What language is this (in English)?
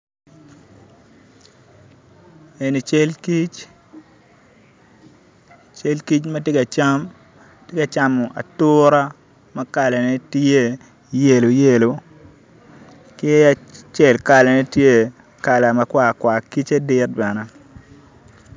Acoli